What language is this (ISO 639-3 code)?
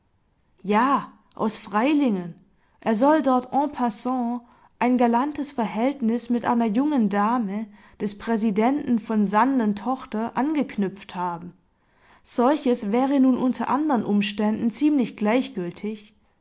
deu